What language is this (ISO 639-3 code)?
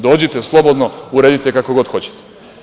srp